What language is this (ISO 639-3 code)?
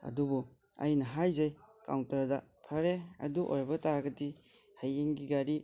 mni